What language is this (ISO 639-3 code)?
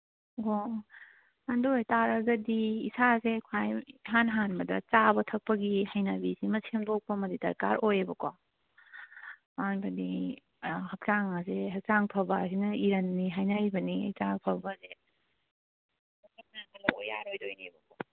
mni